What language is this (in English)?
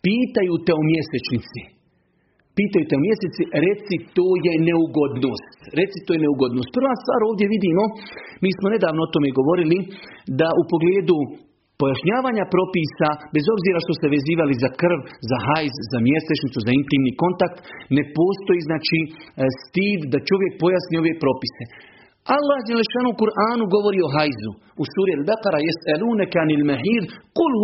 Croatian